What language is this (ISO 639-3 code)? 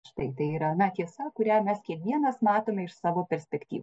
lit